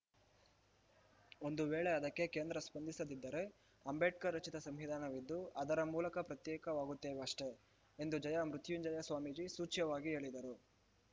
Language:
Kannada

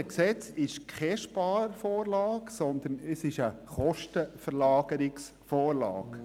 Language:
Swiss German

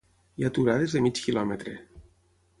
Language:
Catalan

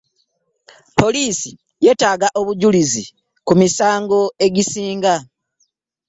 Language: Ganda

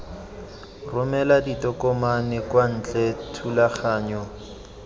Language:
Tswana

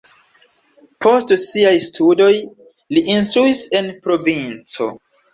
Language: Esperanto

